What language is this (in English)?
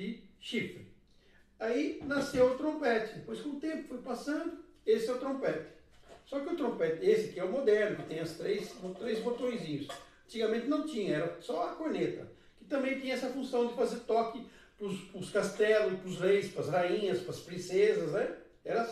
Portuguese